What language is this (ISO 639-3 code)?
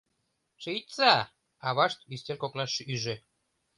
chm